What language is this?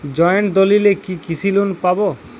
Bangla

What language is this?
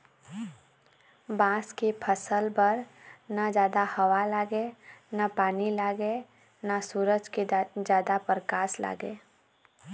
Chhattisgarhi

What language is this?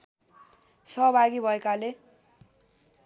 Nepali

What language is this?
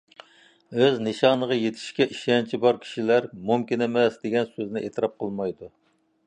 Uyghur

